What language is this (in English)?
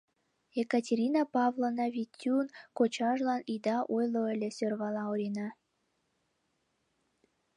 Mari